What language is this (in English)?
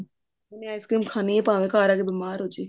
Punjabi